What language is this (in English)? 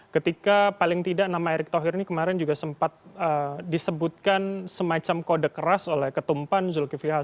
Indonesian